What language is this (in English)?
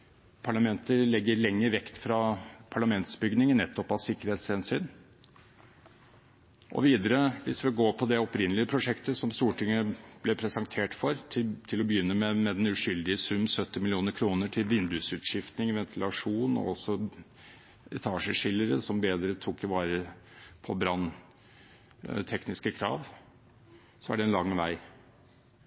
Norwegian Bokmål